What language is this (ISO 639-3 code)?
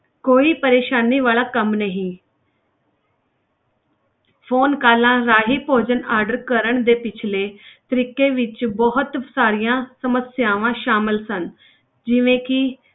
pan